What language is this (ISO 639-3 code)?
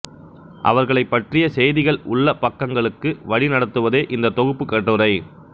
tam